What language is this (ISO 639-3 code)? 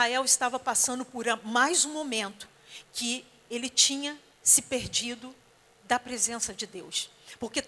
por